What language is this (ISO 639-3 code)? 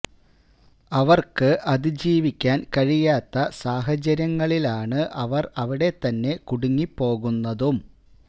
mal